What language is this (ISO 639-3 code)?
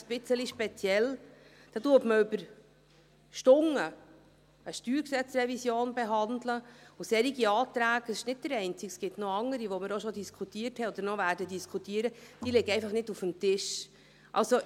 gsw